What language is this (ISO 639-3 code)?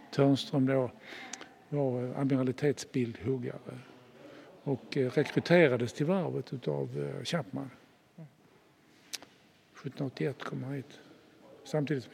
swe